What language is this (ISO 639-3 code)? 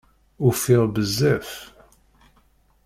kab